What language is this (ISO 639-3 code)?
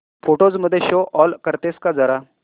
mar